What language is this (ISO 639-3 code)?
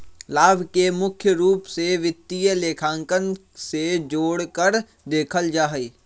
mag